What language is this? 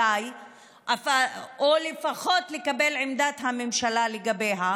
Hebrew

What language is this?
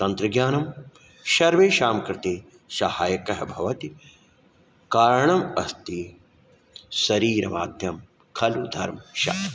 Sanskrit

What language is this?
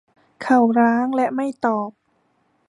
Thai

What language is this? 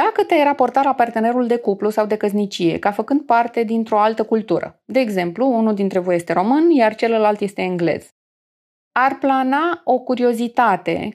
Romanian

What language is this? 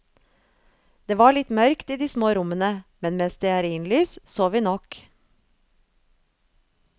Norwegian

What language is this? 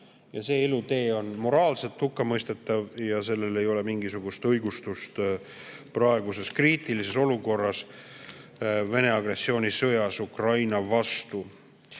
Estonian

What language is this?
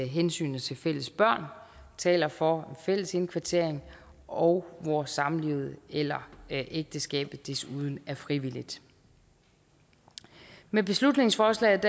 Danish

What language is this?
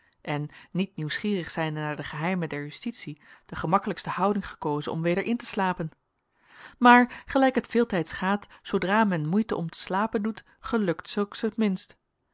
Dutch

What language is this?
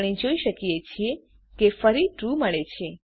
Gujarati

